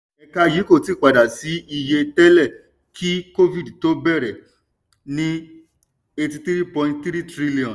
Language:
Yoruba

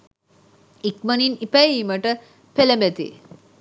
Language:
Sinhala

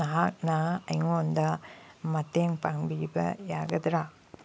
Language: Manipuri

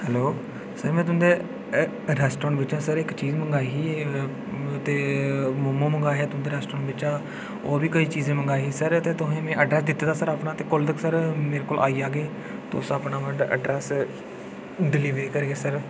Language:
Dogri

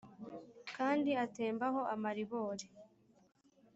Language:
Kinyarwanda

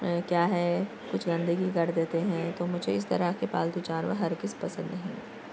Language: Urdu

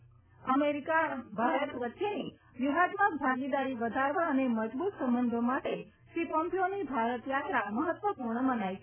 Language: Gujarati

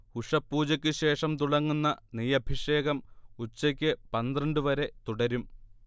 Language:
Malayalam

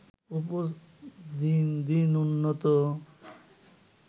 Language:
Bangla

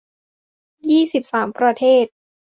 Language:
Thai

